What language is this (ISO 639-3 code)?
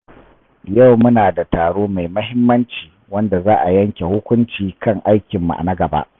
hau